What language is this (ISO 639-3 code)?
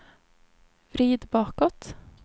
swe